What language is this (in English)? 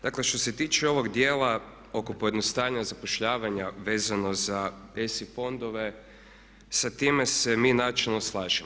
Croatian